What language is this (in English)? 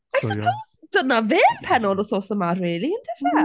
Welsh